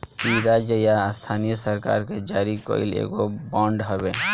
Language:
Bhojpuri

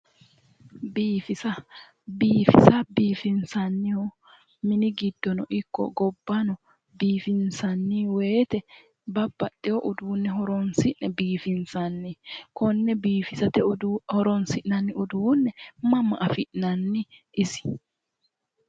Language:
Sidamo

